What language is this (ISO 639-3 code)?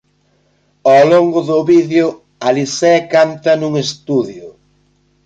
glg